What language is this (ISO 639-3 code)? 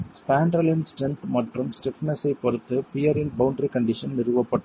tam